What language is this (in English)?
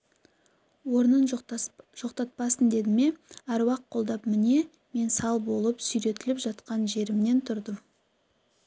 Kazakh